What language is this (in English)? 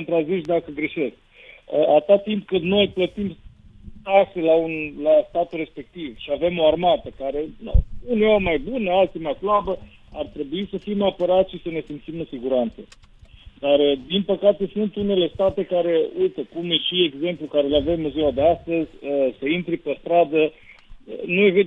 Romanian